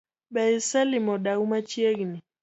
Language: Luo (Kenya and Tanzania)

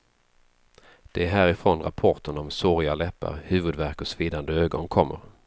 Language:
Swedish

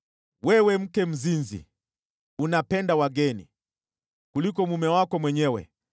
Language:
Swahili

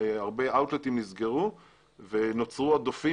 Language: Hebrew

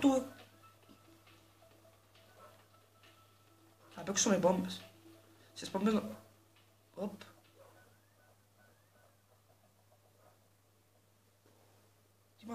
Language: Greek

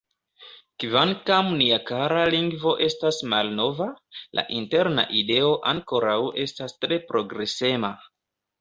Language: Esperanto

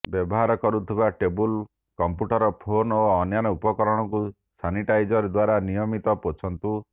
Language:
Odia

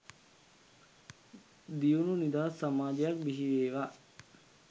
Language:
Sinhala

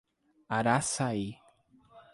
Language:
Portuguese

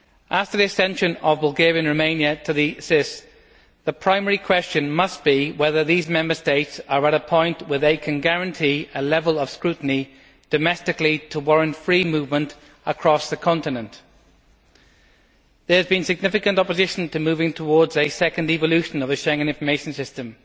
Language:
English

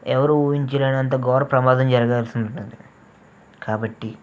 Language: Telugu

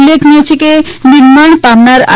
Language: Gujarati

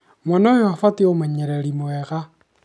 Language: Kikuyu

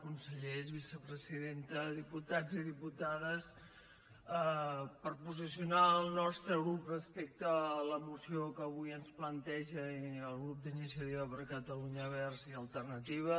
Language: Catalan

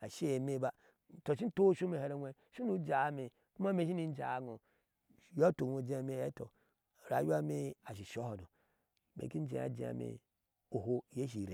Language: Ashe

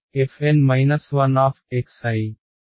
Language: Telugu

